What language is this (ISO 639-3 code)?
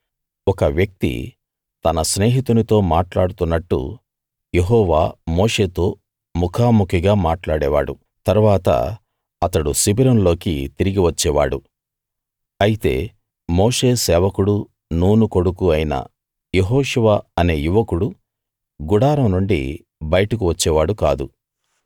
tel